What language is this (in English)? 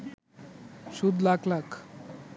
Bangla